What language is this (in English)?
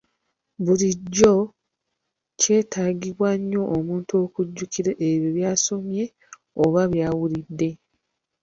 Ganda